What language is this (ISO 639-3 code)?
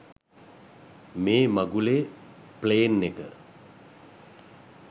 sin